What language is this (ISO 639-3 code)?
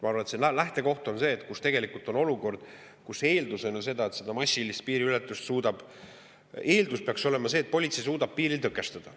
est